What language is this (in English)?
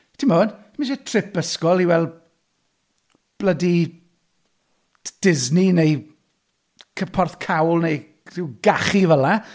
Welsh